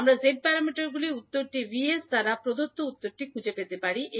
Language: Bangla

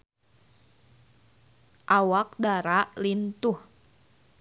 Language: Sundanese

